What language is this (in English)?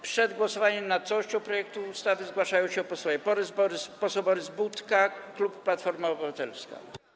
Polish